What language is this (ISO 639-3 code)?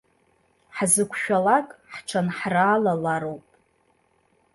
abk